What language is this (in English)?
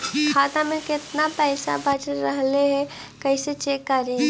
Magahi